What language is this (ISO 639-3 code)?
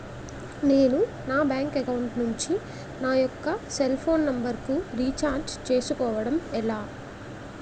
tel